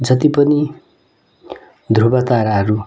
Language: Nepali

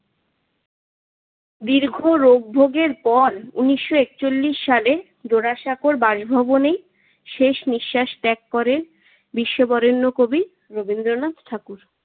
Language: Bangla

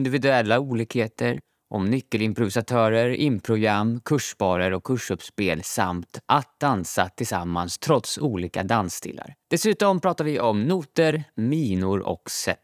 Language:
Swedish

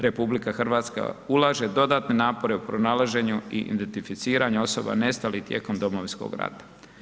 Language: Croatian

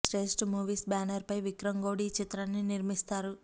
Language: Telugu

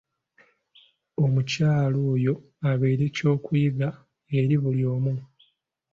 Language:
Ganda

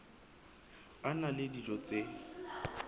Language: Southern Sotho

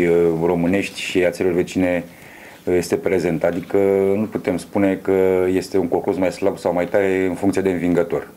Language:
Romanian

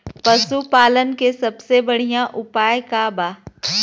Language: Bhojpuri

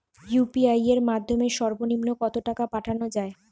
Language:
Bangla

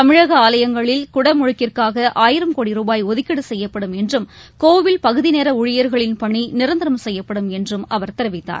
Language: Tamil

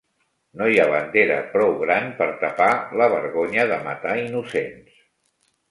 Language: Catalan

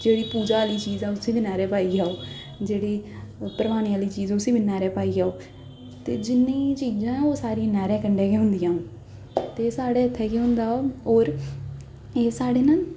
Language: Dogri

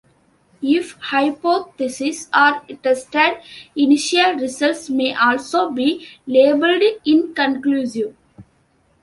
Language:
English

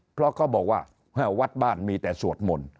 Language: Thai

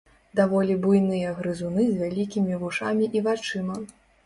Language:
Belarusian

